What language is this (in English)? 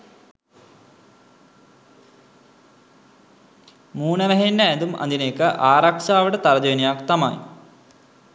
Sinhala